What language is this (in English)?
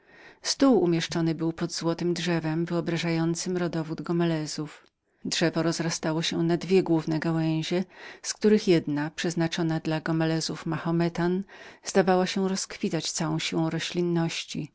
Polish